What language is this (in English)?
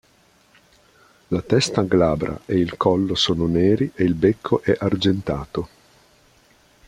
Italian